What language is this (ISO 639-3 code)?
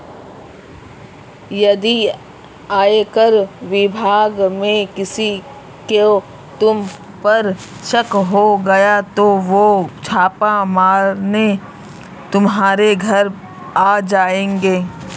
hin